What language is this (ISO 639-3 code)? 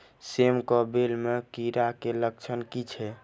mai